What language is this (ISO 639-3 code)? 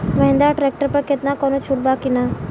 bho